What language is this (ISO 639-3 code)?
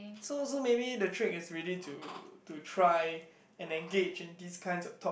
eng